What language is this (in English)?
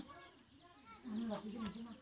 Magahi